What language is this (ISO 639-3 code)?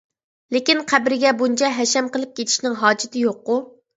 uig